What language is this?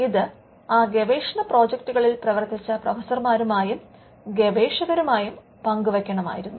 Malayalam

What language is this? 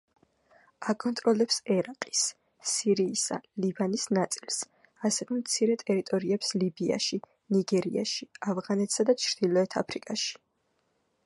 Georgian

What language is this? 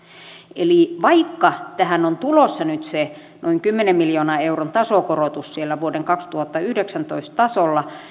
Finnish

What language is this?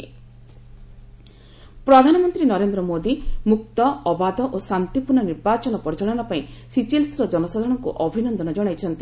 Odia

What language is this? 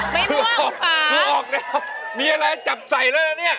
Thai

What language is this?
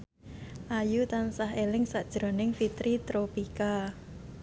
Javanese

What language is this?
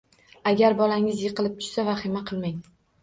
Uzbek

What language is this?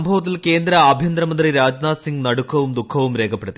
Malayalam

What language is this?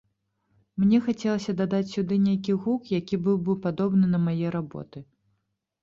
Belarusian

